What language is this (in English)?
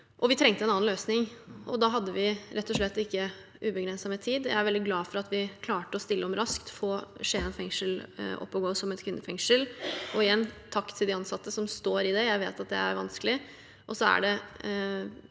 Norwegian